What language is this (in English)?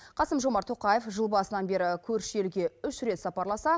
Kazakh